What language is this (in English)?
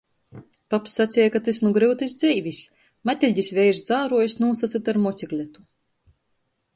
Latgalian